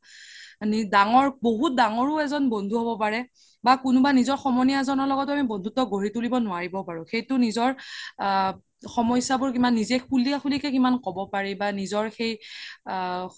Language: Assamese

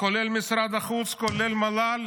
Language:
Hebrew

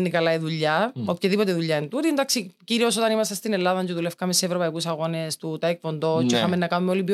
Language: Greek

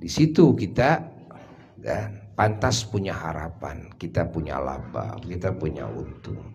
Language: Indonesian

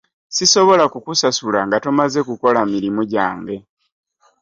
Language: Ganda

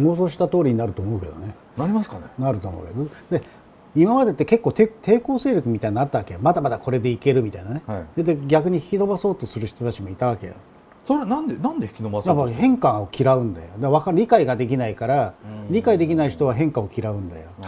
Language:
Japanese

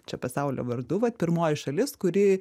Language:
Lithuanian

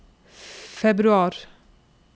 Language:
Norwegian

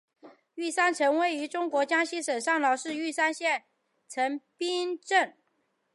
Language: Chinese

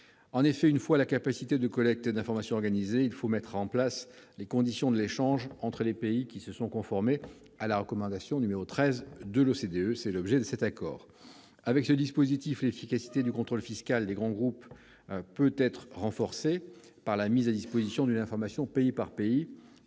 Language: French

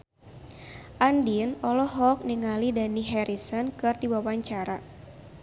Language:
Sundanese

